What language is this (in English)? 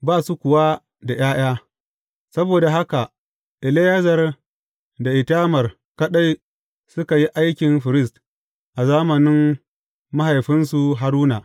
Hausa